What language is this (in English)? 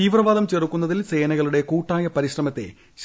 Malayalam